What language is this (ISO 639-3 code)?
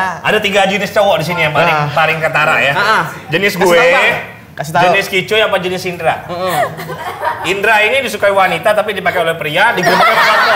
ind